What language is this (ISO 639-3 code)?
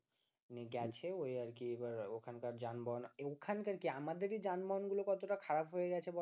ben